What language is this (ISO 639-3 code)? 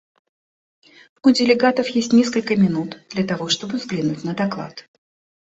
rus